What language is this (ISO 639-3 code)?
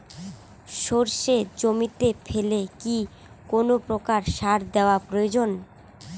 ben